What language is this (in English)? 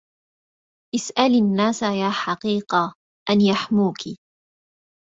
Arabic